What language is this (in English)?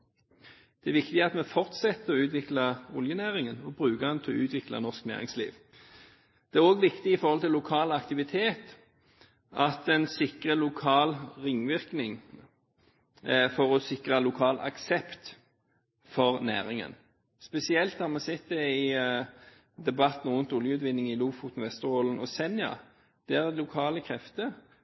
Norwegian Bokmål